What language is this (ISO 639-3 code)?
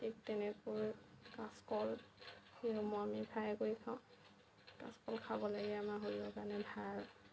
asm